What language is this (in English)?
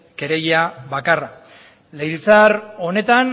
Basque